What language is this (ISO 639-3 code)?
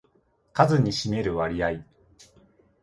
jpn